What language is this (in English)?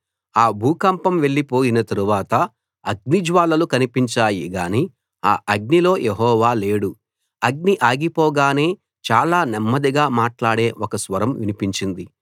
Telugu